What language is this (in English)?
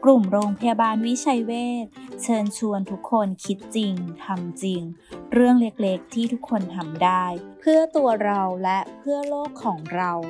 Thai